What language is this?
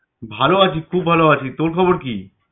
Bangla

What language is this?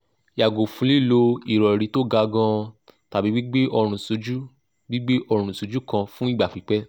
Yoruba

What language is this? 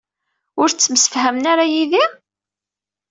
Kabyle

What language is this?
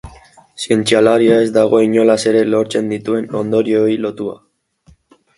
Basque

